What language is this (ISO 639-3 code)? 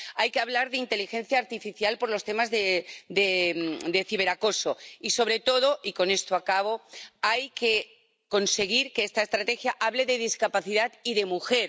spa